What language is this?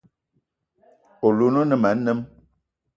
Eton (Cameroon)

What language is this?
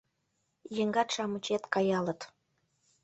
Mari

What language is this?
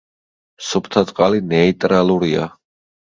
Georgian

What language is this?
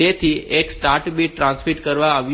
Gujarati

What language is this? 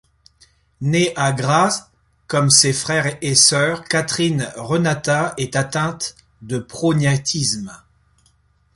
French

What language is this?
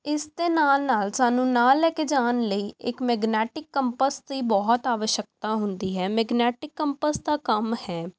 Punjabi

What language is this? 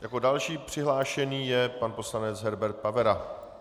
Czech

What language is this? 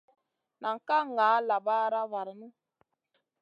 Masana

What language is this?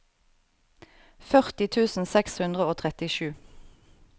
Norwegian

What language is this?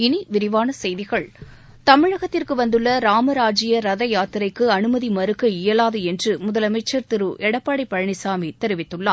Tamil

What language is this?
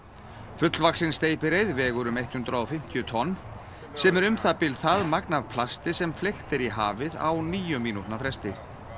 Icelandic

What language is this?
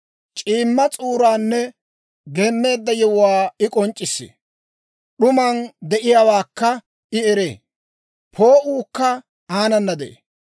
Dawro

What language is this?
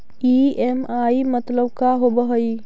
Magahi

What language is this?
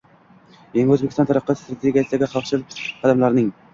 Uzbek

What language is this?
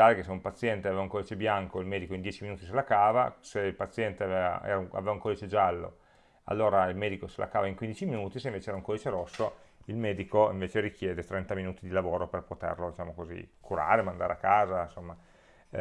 Italian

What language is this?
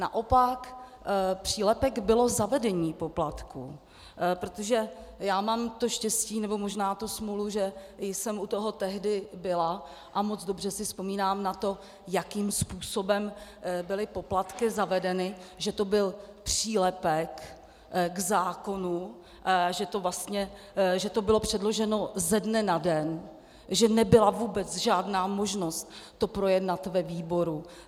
Czech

